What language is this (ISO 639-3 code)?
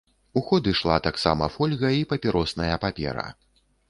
bel